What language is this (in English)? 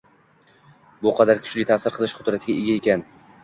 Uzbek